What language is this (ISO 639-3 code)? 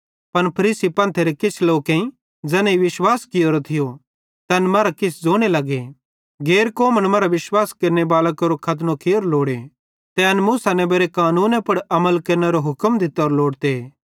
bhd